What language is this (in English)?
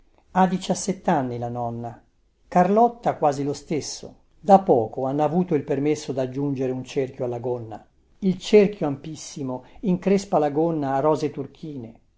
Italian